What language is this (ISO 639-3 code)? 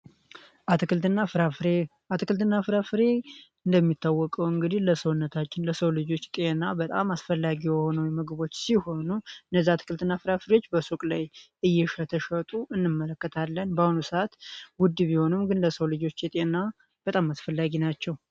amh